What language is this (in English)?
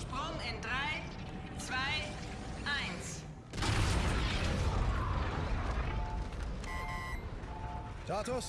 German